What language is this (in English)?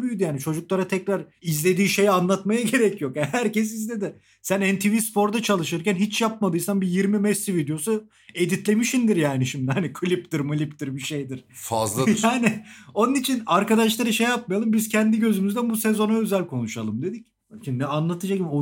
Turkish